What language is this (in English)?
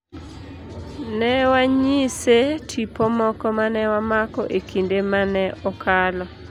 Luo (Kenya and Tanzania)